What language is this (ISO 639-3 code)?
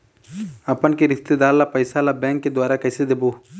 hne